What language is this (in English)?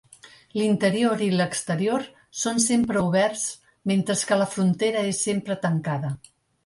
Catalan